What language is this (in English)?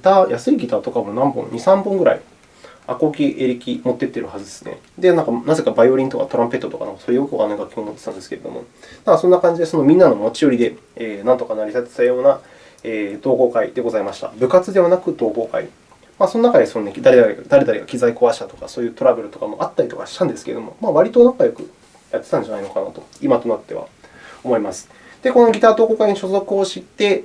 Japanese